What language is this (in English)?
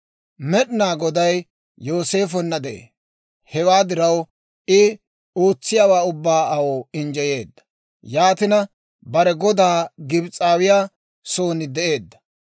Dawro